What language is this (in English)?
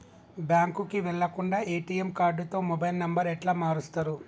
Telugu